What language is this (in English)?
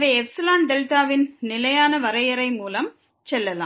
Tamil